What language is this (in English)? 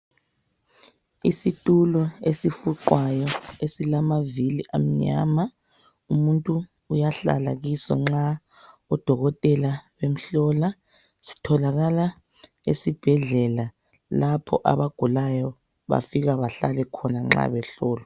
North Ndebele